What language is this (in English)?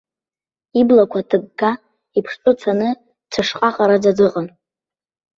Abkhazian